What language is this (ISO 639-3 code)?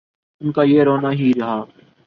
urd